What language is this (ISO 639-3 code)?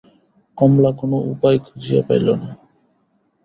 ben